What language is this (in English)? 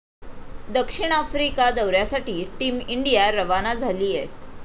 Marathi